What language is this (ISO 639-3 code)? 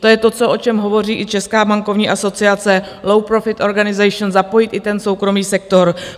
ces